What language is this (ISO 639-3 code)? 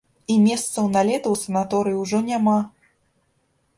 bel